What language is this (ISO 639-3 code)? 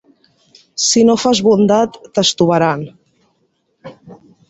cat